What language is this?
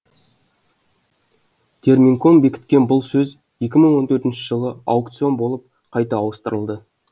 Kazakh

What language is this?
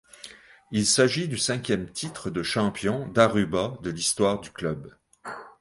French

